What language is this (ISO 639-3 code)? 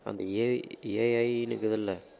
tam